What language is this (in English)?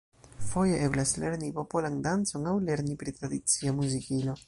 Esperanto